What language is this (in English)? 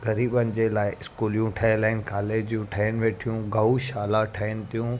Sindhi